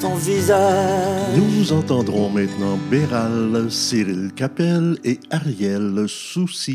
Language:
French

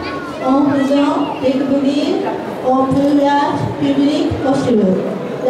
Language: French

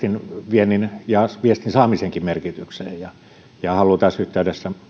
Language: Finnish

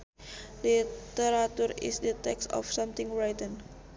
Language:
Sundanese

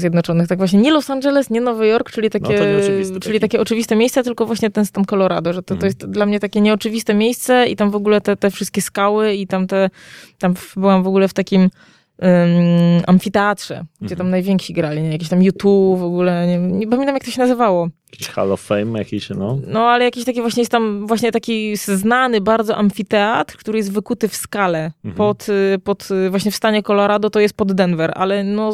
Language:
Polish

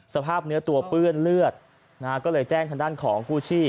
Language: Thai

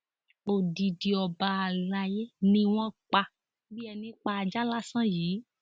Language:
Yoruba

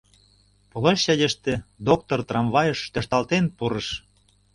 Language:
Mari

